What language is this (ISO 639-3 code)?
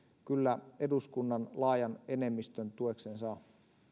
fin